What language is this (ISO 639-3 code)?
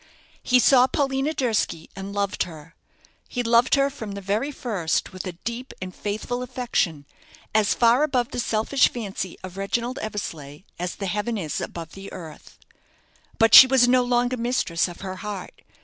eng